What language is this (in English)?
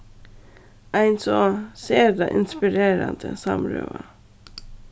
Faroese